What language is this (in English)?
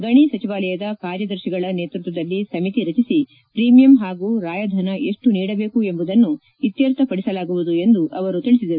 Kannada